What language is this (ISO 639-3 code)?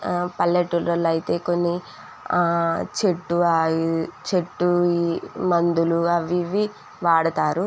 tel